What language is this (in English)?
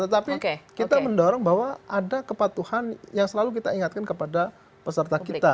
Indonesian